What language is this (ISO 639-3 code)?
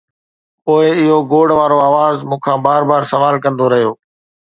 snd